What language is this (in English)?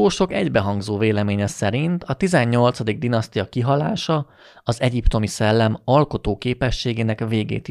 Hungarian